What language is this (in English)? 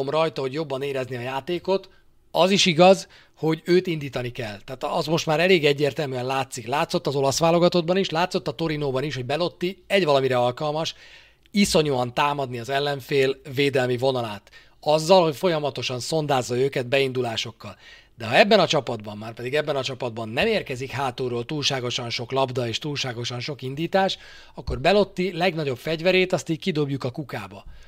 Hungarian